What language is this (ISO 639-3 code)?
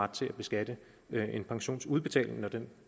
dan